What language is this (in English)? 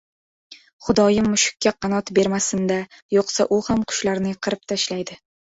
Uzbek